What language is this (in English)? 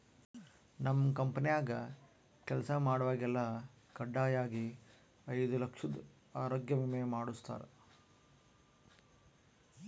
Kannada